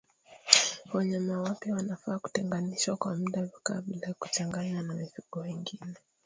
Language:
Swahili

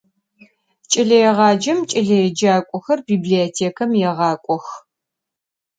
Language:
Adyghe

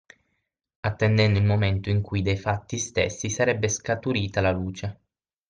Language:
Italian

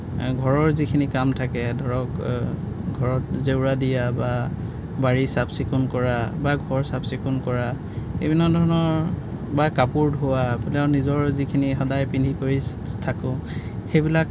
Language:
Assamese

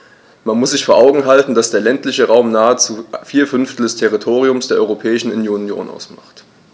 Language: German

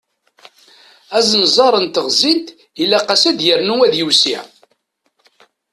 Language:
Kabyle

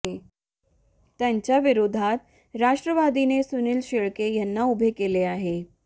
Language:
Marathi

